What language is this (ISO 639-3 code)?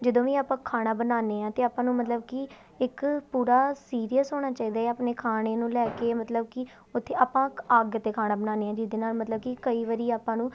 pan